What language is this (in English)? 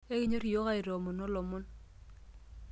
Masai